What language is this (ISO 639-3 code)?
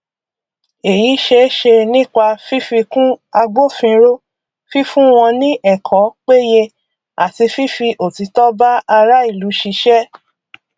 yor